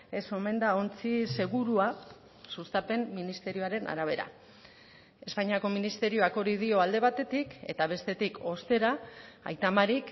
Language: Basque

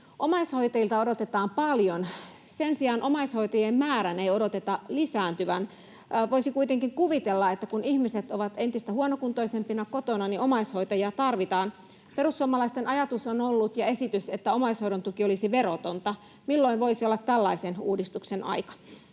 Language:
Finnish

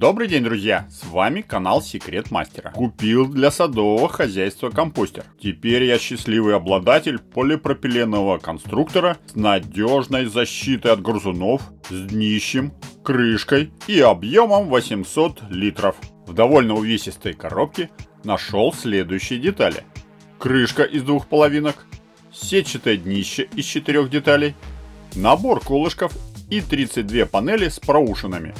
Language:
Russian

